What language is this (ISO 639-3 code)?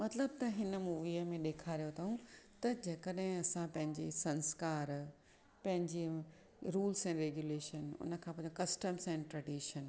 snd